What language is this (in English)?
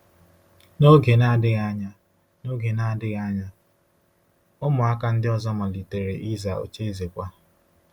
Igbo